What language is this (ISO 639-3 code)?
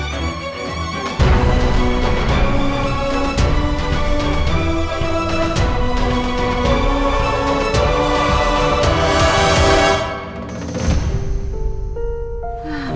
ind